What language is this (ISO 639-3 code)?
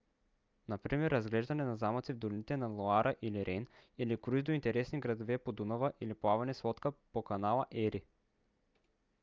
bul